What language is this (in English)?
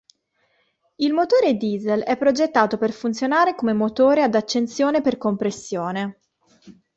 Italian